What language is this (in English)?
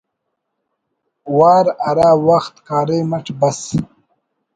Brahui